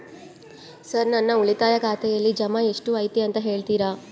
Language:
Kannada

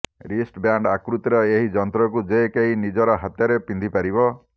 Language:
Odia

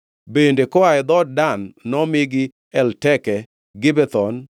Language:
Luo (Kenya and Tanzania)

